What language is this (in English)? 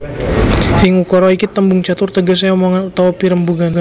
Javanese